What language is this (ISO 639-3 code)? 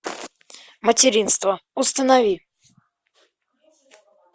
rus